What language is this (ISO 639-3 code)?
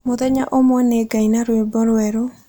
kik